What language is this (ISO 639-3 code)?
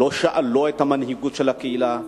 heb